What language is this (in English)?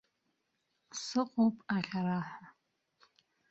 Abkhazian